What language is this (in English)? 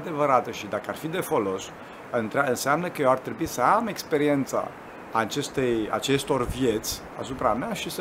Romanian